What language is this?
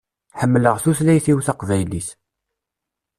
Kabyle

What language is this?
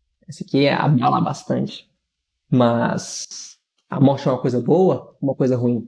Portuguese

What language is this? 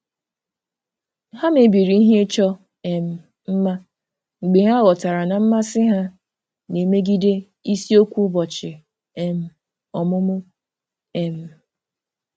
Igbo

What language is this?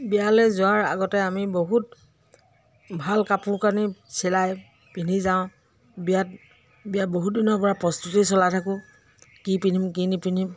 Assamese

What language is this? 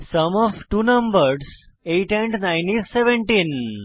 Bangla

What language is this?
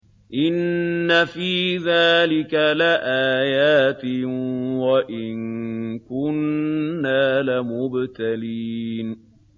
Arabic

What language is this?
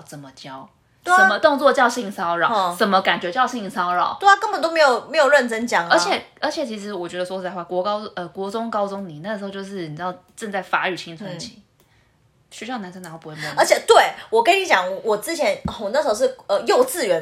Chinese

